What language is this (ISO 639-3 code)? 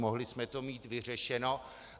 ces